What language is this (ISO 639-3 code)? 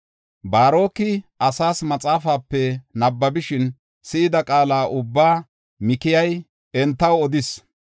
gof